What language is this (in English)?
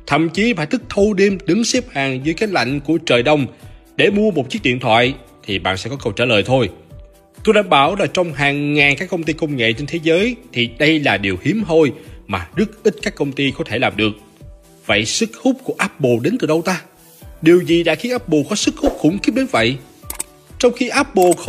Vietnamese